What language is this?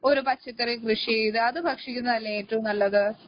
Malayalam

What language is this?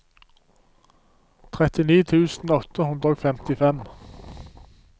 Norwegian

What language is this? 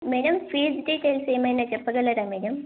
Telugu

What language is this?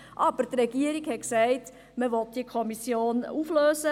Swiss German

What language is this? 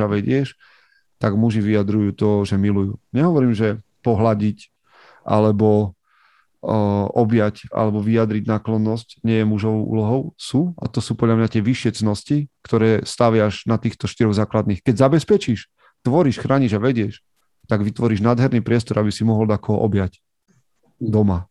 Slovak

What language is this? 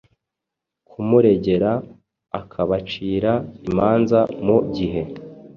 Kinyarwanda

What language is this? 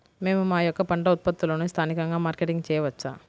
Telugu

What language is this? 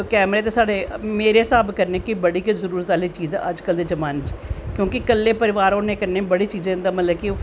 Dogri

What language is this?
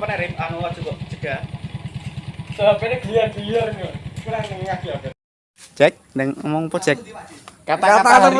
Indonesian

